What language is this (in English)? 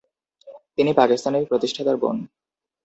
Bangla